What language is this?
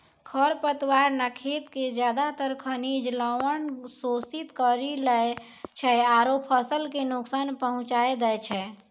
Maithili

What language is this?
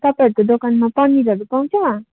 Nepali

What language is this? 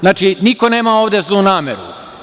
Serbian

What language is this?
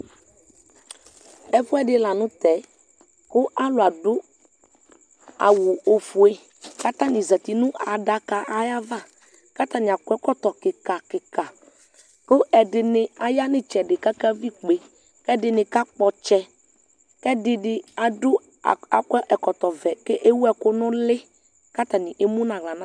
Ikposo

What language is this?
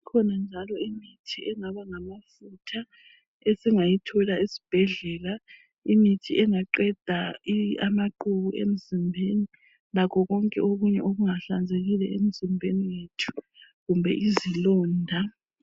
North Ndebele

